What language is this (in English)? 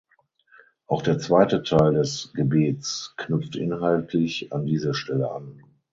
German